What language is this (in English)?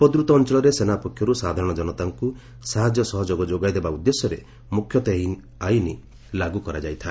Odia